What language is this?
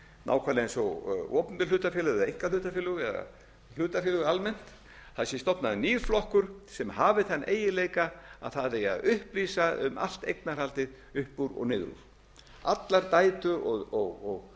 Icelandic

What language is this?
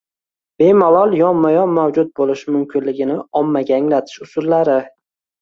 Uzbek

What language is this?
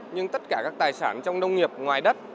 Vietnamese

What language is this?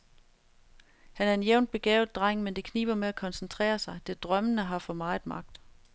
Danish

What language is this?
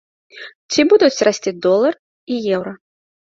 Belarusian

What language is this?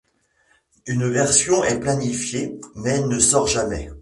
French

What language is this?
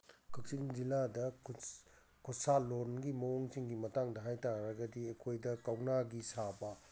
Manipuri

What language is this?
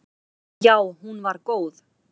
Icelandic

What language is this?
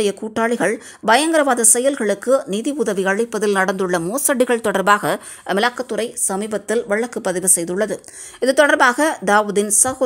Romanian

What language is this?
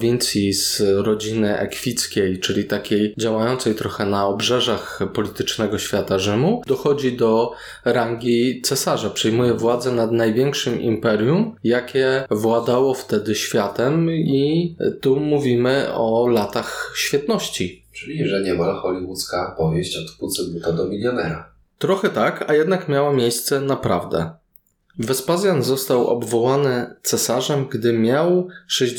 Polish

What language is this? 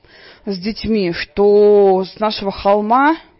Russian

